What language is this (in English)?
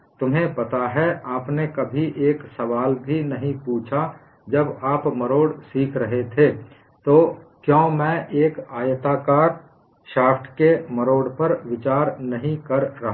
Hindi